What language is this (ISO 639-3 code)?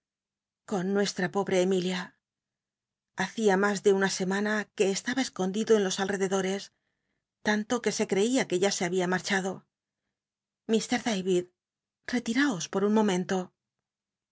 spa